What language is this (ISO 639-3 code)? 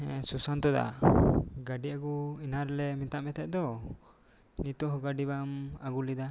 sat